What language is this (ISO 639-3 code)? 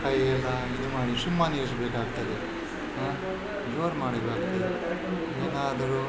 kan